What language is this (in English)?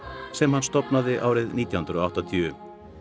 Icelandic